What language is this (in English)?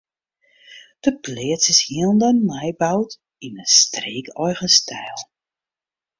Western Frisian